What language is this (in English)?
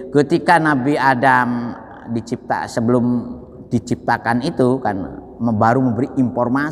Indonesian